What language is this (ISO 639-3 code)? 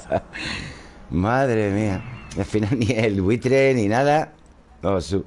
spa